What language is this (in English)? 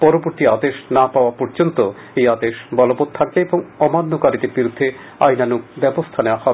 Bangla